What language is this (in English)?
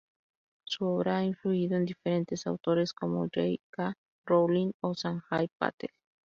Spanish